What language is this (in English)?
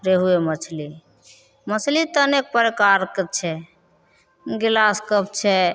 Maithili